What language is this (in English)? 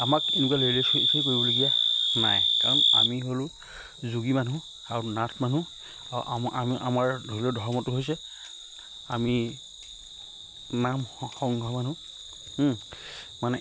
Assamese